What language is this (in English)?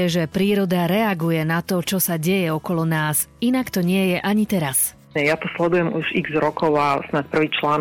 Slovak